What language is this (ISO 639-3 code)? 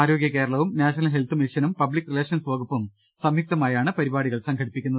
mal